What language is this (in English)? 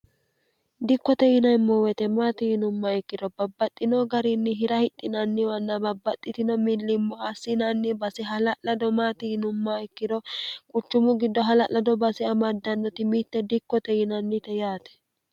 Sidamo